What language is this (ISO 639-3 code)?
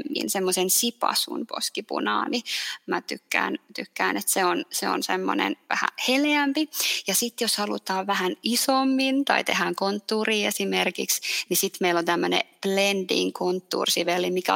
fin